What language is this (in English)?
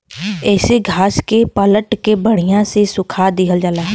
Bhojpuri